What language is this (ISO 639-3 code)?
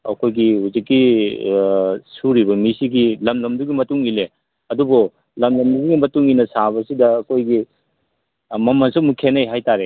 mni